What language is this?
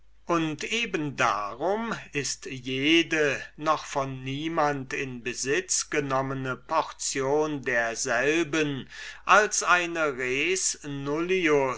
German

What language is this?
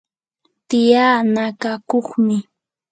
Yanahuanca Pasco Quechua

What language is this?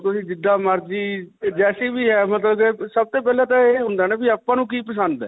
Punjabi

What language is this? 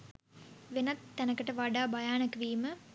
Sinhala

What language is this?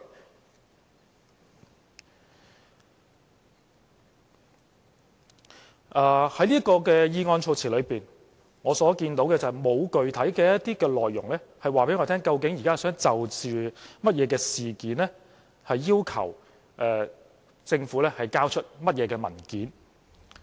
Cantonese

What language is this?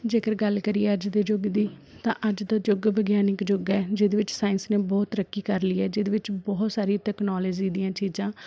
Punjabi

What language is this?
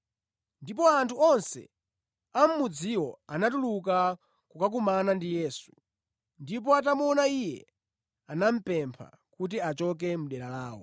Nyanja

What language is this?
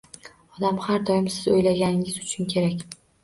Uzbek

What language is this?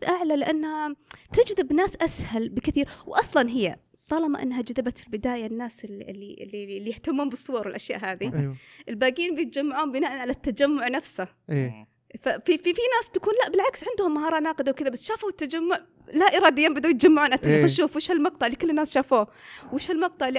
Arabic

